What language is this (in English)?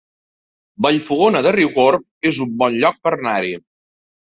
Catalan